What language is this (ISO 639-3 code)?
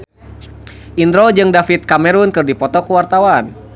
sun